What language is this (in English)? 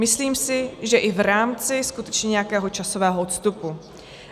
Czech